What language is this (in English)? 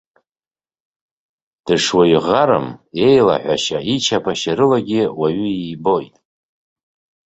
Abkhazian